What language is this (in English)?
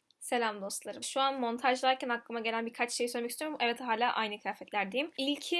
Turkish